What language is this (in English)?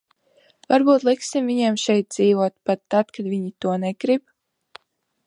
Latvian